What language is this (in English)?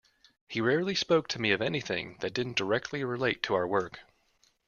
English